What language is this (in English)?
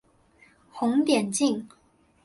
Chinese